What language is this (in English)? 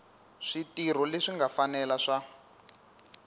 Tsonga